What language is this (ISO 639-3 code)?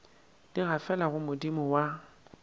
nso